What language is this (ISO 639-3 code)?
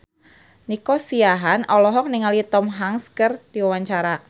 sun